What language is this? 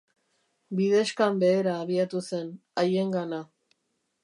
Basque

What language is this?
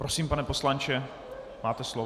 Czech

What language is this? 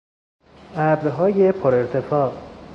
Persian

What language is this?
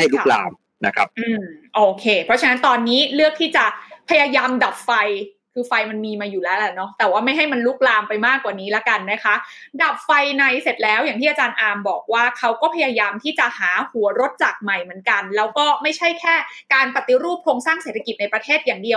Thai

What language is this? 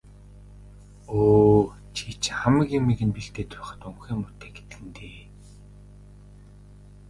Mongolian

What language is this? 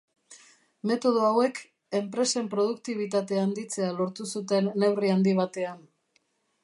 Basque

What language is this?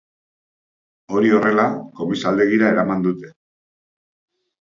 Basque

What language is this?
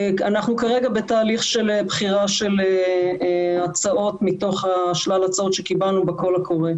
Hebrew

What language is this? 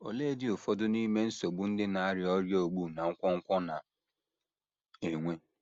Igbo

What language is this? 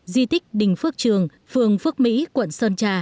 Vietnamese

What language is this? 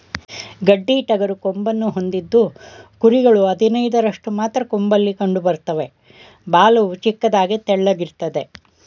Kannada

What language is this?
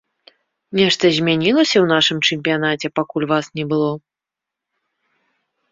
Belarusian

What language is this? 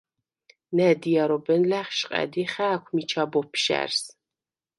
Svan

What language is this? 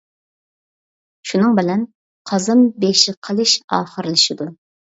Uyghur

